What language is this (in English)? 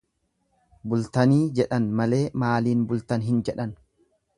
Oromo